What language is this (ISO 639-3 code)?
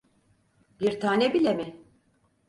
tur